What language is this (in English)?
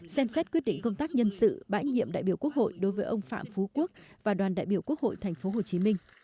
Vietnamese